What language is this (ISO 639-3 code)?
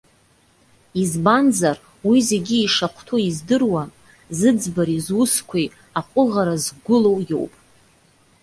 abk